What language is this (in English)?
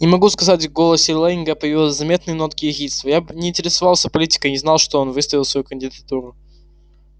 Russian